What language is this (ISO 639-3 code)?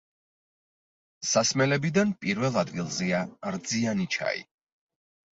kat